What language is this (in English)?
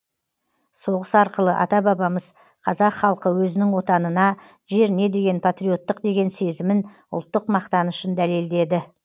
Kazakh